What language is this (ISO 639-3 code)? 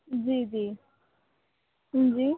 hin